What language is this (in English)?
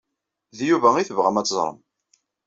Kabyle